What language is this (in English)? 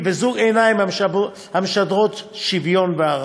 Hebrew